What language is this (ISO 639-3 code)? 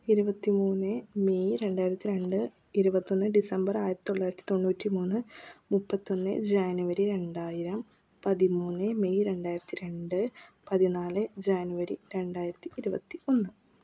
mal